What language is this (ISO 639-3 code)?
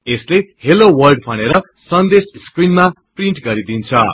nep